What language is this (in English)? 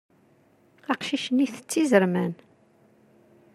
Kabyle